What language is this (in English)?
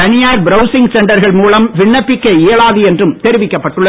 Tamil